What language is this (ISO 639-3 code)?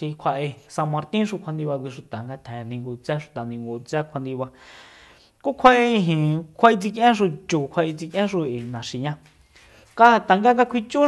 vmp